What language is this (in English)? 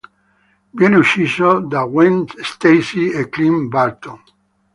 Italian